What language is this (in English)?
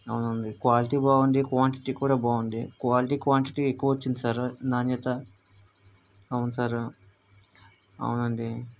Telugu